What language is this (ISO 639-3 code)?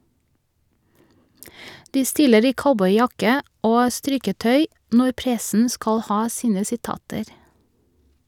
nor